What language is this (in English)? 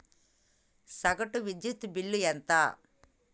Telugu